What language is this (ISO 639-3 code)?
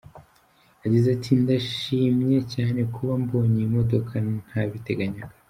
kin